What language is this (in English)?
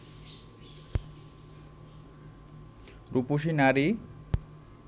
Bangla